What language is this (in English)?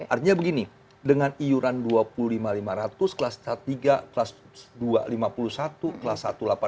Indonesian